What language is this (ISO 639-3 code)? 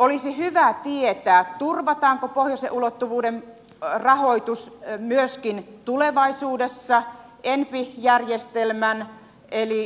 fin